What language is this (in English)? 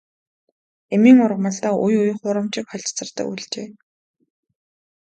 Mongolian